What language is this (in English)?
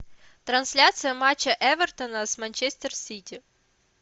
Russian